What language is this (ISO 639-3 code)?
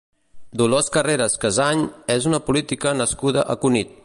cat